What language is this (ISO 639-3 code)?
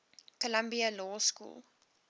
eng